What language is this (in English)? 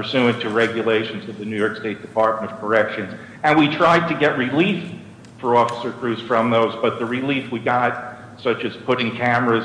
English